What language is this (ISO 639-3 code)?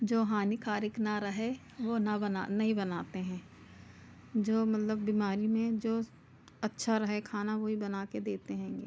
hin